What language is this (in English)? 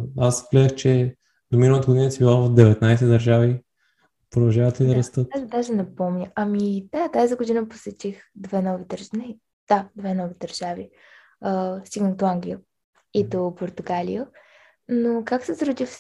Bulgarian